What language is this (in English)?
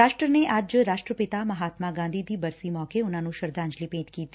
Punjabi